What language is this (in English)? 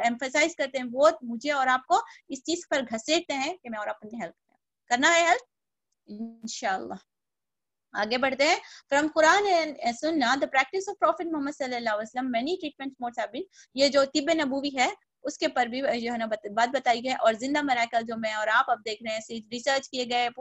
Hindi